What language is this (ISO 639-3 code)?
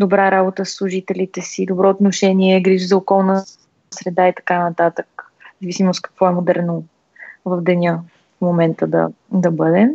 bul